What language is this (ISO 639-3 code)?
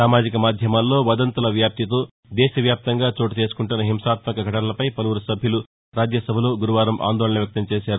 tel